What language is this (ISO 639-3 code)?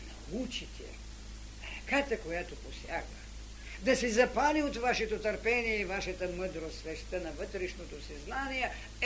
bul